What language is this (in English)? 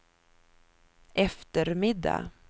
Swedish